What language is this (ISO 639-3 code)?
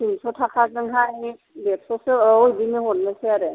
brx